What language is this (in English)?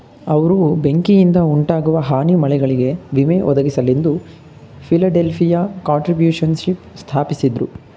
Kannada